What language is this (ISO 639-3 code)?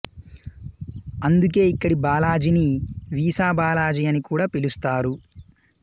tel